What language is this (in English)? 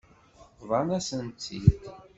Kabyle